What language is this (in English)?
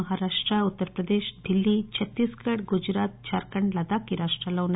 Telugu